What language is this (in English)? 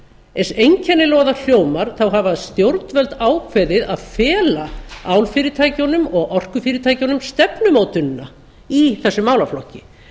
Icelandic